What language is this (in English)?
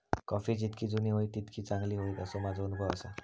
Marathi